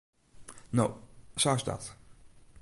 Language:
Western Frisian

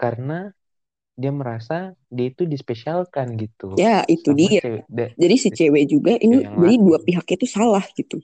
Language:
Indonesian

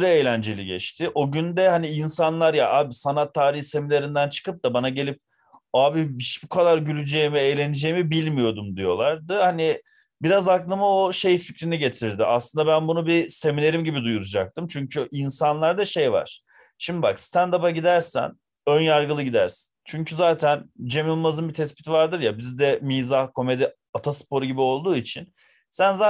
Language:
Turkish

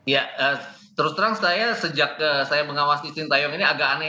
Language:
Indonesian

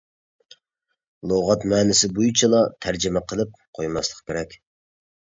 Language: Uyghur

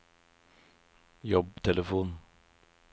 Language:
Norwegian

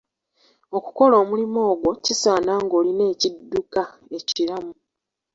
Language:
Ganda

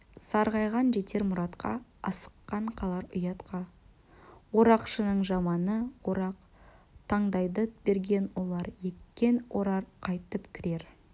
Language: Kazakh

